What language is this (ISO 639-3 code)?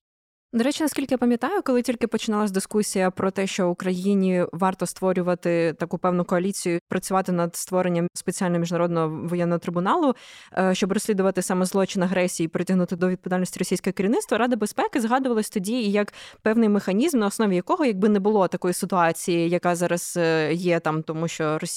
ukr